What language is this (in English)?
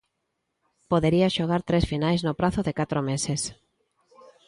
Galician